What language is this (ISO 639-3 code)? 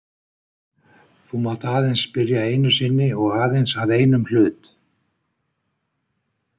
isl